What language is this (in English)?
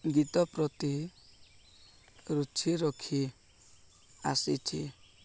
Odia